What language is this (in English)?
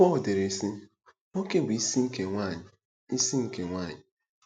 Igbo